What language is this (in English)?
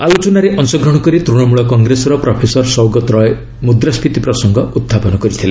Odia